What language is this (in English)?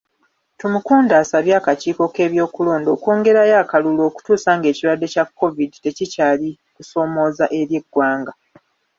Ganda